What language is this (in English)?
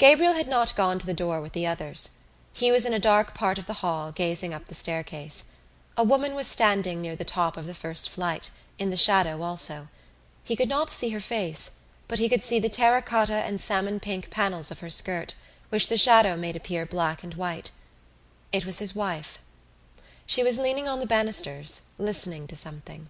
English